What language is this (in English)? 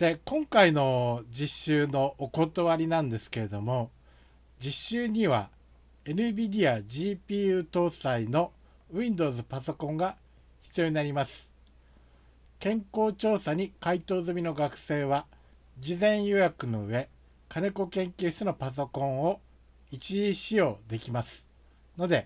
Japanese